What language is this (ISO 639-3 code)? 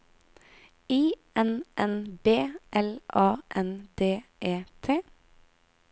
nor